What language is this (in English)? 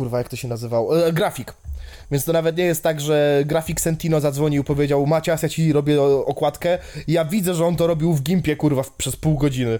Polish